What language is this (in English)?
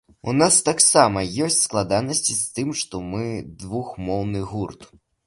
Belarusian